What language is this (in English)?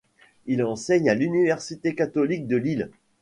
French